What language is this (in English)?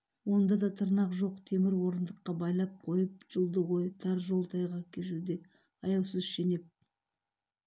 Kazakh